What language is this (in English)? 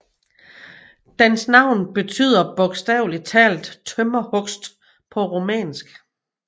Danish